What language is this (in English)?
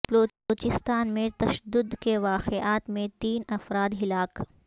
Urdu